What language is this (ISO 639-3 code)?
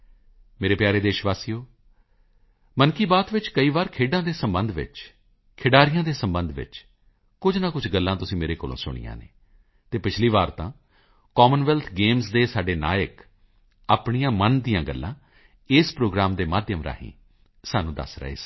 pan